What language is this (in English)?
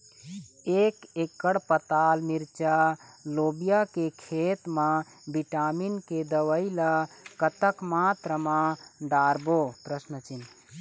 Chhattisgarhi